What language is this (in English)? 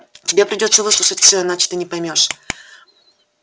Russian